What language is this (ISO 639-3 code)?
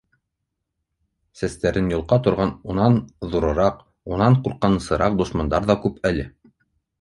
bak